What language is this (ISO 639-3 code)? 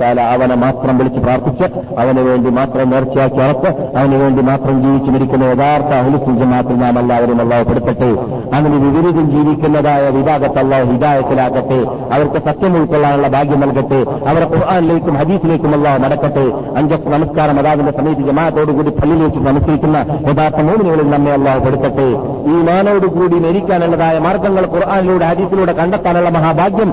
mal